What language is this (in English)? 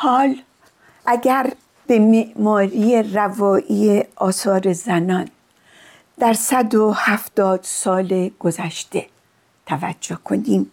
Persian